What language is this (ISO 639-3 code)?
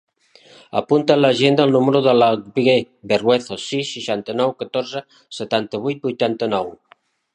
cat